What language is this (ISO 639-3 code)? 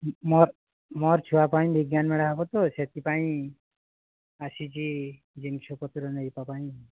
ori